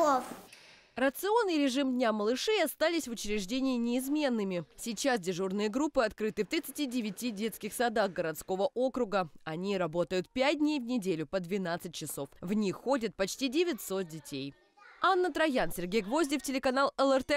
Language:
Russian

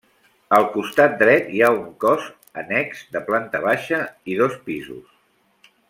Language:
Catalan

